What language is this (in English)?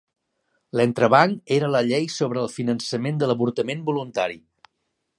Catalan